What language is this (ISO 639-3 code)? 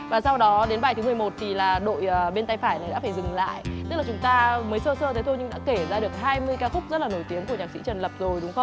vie